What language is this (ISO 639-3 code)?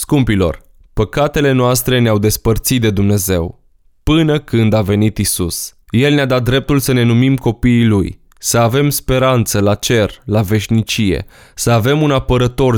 ron